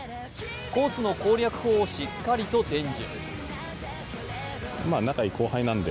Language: Japanese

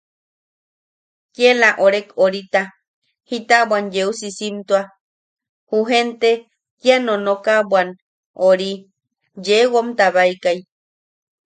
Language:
Yaqui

